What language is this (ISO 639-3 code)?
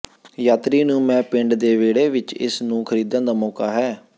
pan